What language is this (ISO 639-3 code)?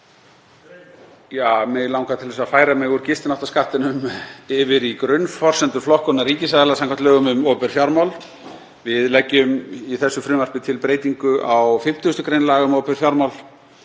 isl